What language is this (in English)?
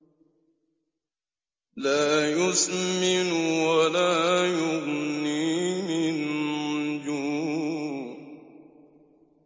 Arabic